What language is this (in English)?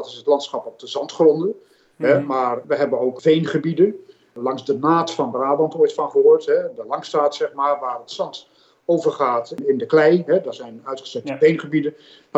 Dutch